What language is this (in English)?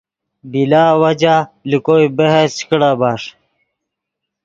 Yidgha